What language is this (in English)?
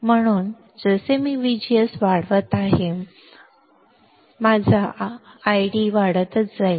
Marathi